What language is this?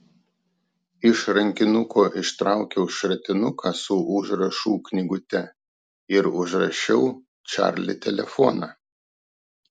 Lithuanian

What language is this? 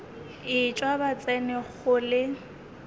Northern Sotho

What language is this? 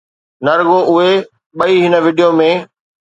Sindhi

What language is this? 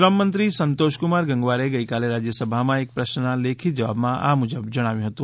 Gujarati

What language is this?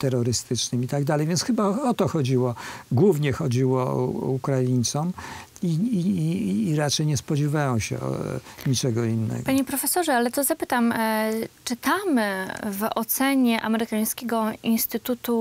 Polish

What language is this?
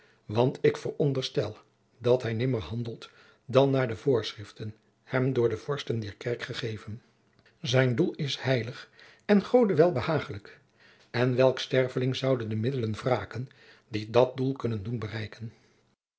Dutch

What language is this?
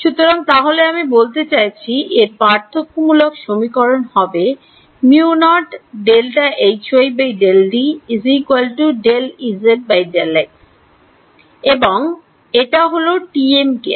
Bangla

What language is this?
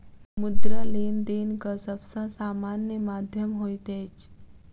Maithili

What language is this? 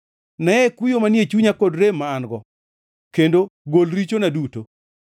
Luo (Kenya and Tanzania)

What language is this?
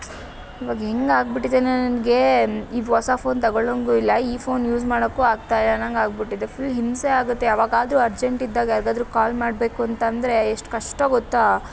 Kannada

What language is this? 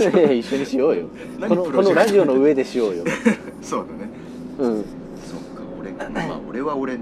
Japanese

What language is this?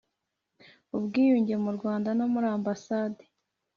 Kinyarwanda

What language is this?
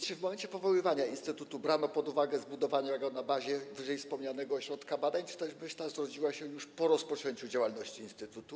Polish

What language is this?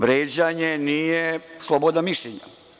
Serbian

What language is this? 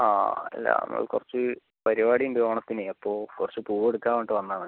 Malayalam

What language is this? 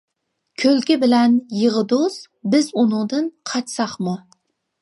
Uyghur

